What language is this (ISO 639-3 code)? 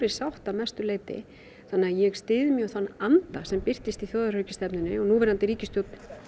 isl